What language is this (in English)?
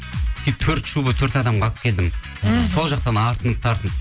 Kazakh